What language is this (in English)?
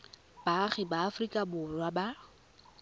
Tswana